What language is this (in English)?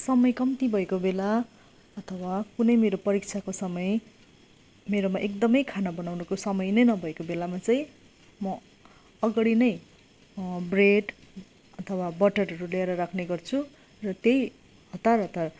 Nepali